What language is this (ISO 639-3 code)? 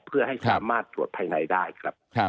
tha